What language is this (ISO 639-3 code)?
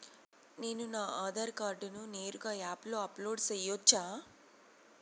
tel